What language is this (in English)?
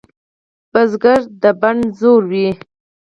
Pashto